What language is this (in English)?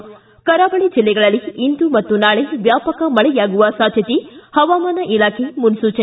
Kannada